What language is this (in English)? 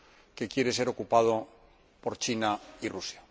Spanish